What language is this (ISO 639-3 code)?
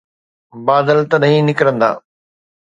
snd